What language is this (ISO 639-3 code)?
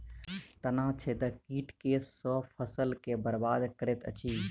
mai